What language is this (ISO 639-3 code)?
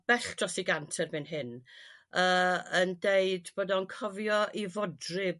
cym